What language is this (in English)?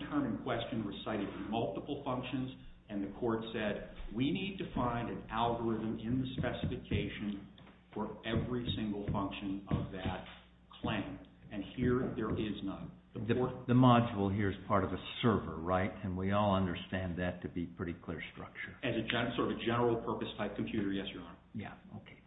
English